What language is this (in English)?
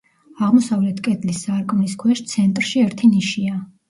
Georgian